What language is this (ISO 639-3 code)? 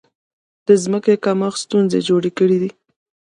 pus